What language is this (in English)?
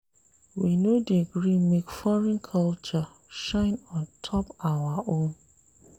Nigerian Pidgin